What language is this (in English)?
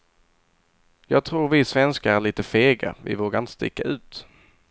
Swedish